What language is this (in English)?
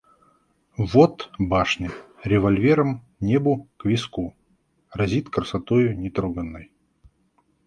Russian